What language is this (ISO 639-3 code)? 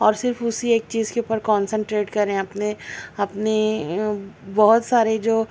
urd